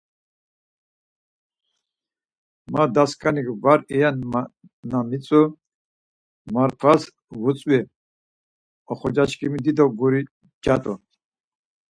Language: Laz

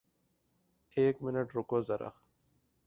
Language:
Urdu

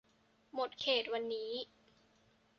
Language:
Thai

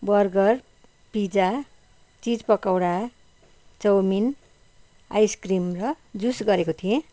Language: Nepali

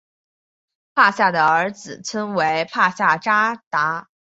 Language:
Chinese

